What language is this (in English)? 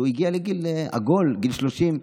Hebrew